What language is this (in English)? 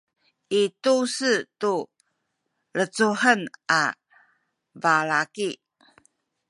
Sakizaya